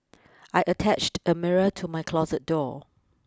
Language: English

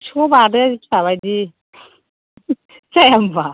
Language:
Bodo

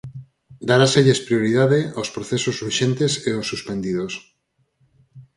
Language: Galician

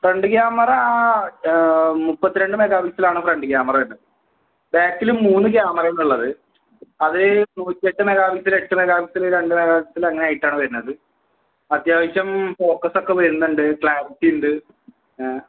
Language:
Malayalam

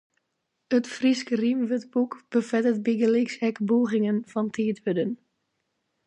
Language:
Western Frisian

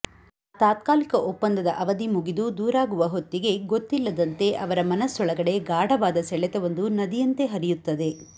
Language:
Kannada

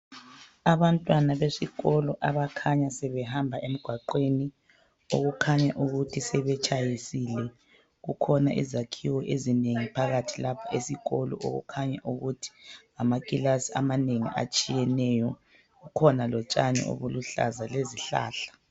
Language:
North Ndebele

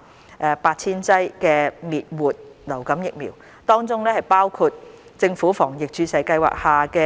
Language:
Cantonese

